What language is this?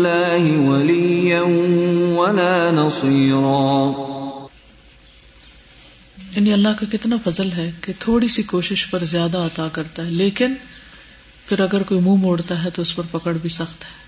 Urdu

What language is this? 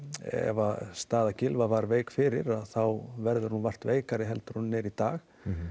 Icelandic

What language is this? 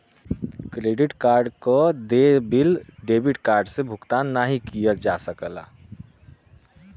Bhojpuri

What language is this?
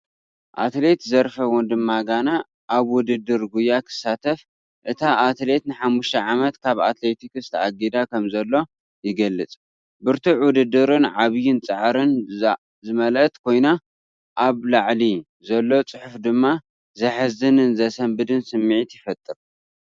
Tigrinya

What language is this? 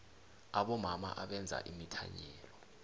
South Ndebele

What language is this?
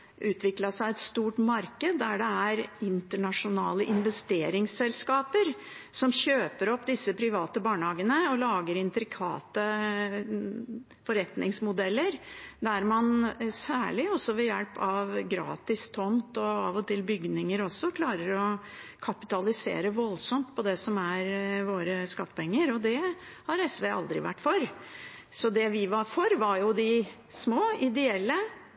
Norwegian Bokmål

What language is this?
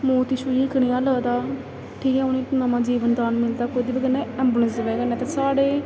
Dogri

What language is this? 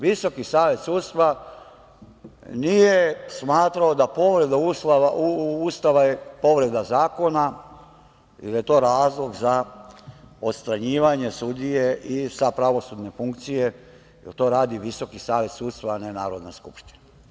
Serbian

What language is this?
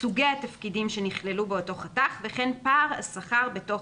Hebrew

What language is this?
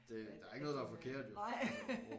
Danish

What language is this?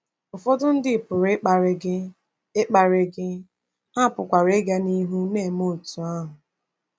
Igbo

